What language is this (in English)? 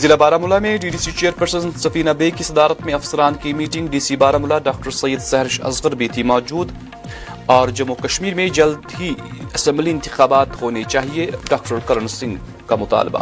Urdu